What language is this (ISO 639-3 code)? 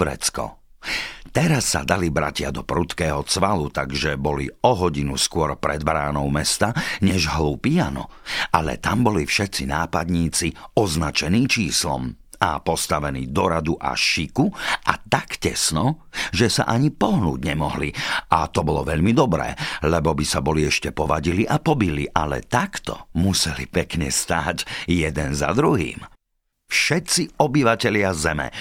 slk